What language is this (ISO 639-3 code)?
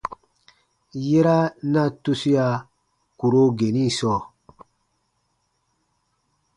bba